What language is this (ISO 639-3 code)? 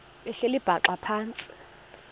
xho